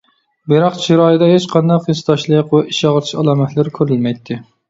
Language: Uyghur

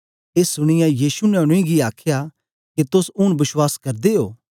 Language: Dogri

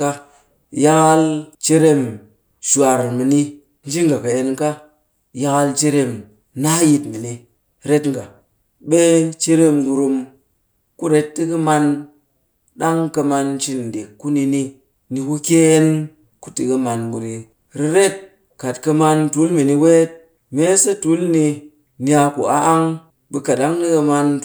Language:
Cakfem-Mushere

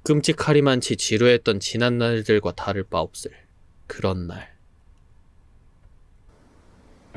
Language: Korean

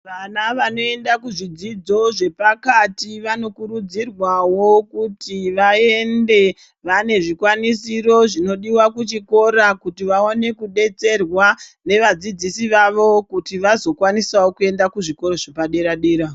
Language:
Ndau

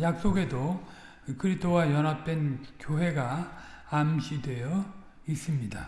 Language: Korean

